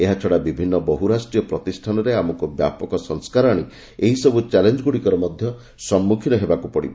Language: Odia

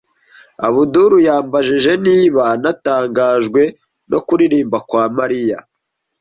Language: Kinyarwanda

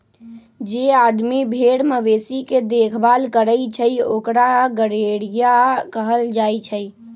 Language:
Magahi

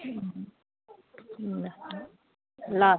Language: Nepali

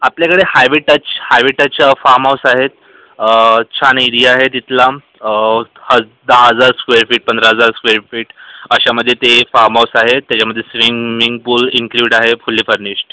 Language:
Marathi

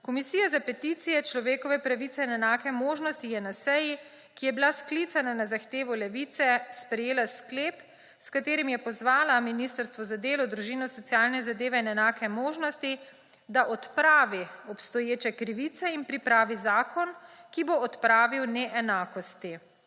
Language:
Slovenian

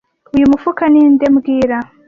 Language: Kinyarwanda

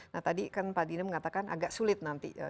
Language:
Indonesian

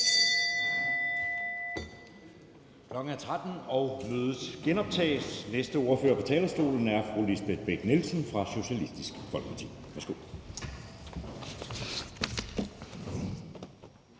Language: Danish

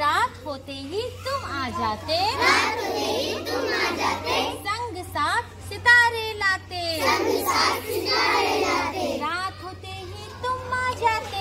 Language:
Hindi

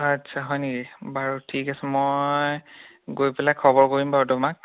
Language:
Assamese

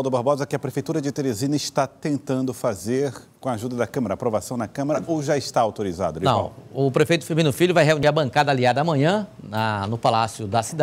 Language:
Portuguese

